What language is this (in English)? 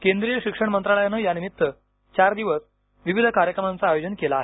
Marathi